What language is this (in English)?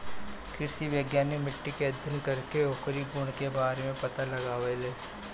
Bhojpuri